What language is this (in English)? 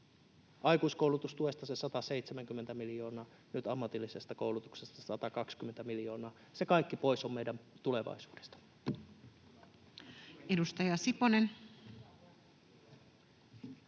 Finnish